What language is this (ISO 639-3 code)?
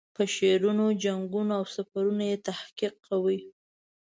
pus